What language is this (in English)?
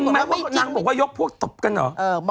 Thai